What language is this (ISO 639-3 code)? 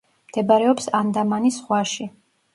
kat